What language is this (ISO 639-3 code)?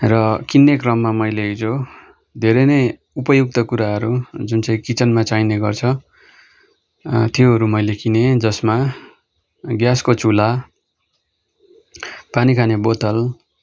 nep